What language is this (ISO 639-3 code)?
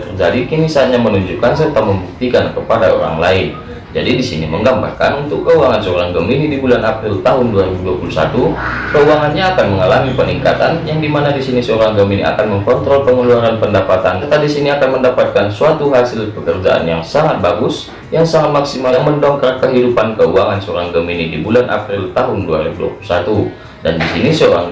ind